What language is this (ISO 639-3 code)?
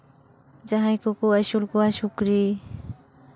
sat